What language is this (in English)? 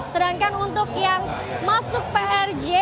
Indonesian